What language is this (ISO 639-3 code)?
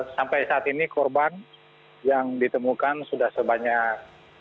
ind